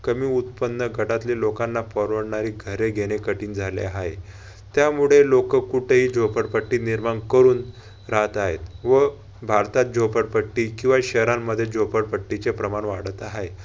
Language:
Marathi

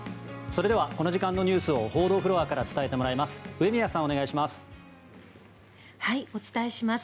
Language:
Japanese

